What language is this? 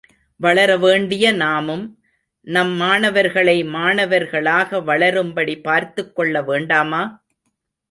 Tamil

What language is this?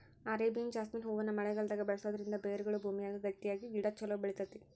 Kannada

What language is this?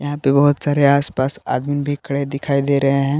Hindi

